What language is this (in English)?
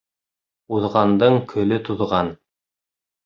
Bashkir